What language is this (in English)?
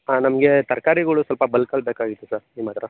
Kannada